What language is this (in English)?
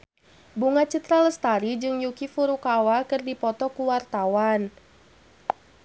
Sundanese